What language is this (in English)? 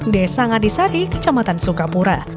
Indonesian